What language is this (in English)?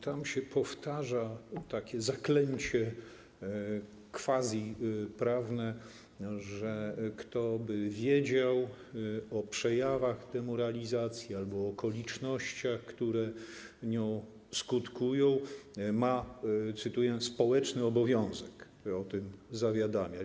Polish